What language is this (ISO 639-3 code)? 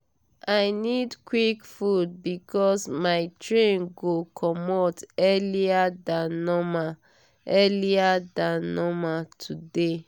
pcm